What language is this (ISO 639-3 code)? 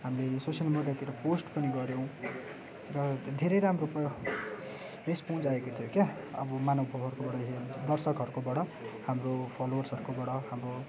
nep